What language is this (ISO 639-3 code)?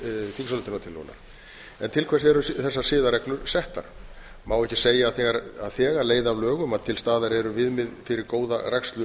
isl